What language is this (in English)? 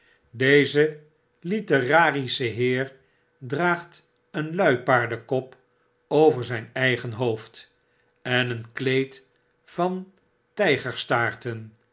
Dutch